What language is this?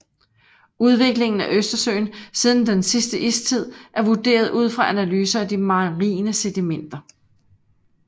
Danish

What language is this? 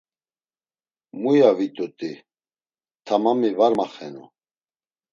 Laz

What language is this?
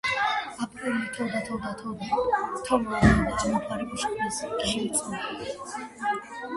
Georgian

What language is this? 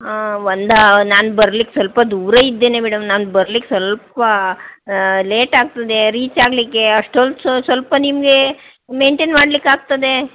Kannada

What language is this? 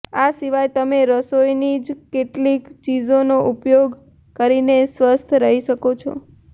Gujarati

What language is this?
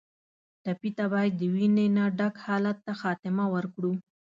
Pashto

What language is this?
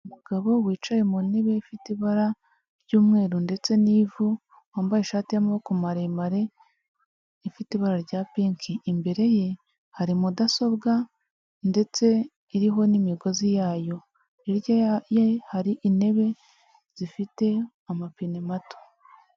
Kinyarwanda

